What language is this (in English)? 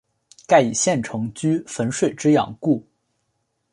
Chinese